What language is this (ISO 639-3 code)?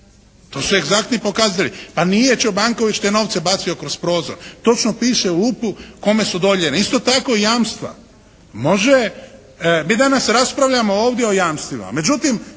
hrv